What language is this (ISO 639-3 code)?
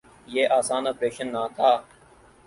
urd